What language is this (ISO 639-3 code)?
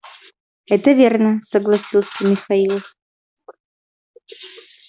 rus